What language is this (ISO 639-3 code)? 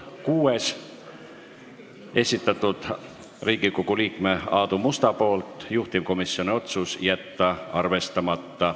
est